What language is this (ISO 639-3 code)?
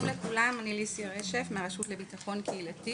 heb